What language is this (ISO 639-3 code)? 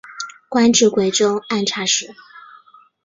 zho